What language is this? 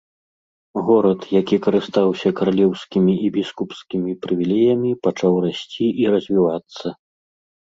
Belarusian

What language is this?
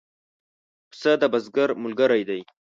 Pashto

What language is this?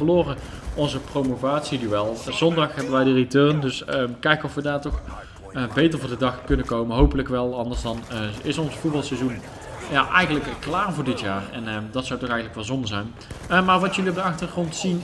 Dutch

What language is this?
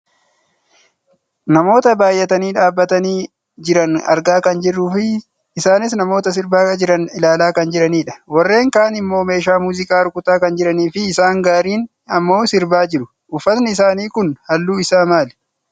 Oromo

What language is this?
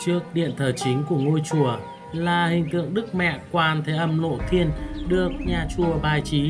Vietnamese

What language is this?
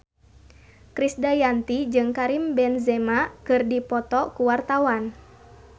Sundanese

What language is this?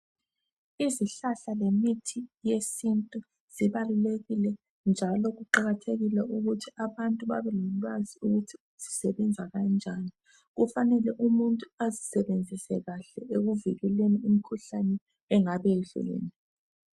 North Ndebele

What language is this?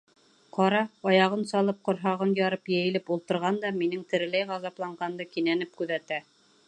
Bashkir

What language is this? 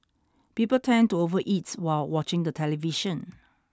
English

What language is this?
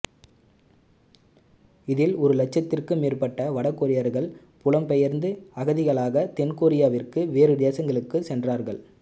Tamil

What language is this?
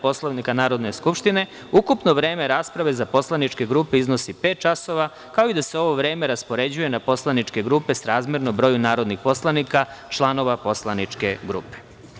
Serbian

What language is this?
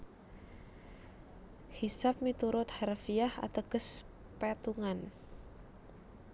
Javanese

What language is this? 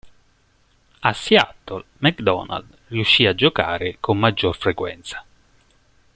Italian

